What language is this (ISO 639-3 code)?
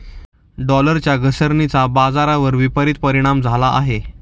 mar